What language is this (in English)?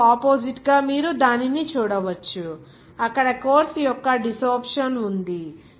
Telugu